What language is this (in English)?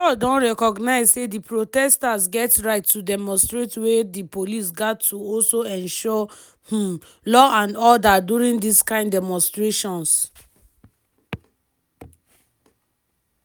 Nigerian Pidgin